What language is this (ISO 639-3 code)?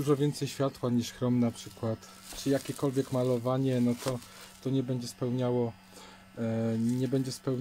pol